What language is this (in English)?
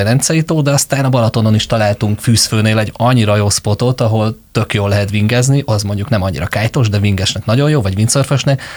Hungarian